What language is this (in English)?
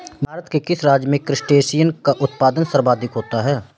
Hindi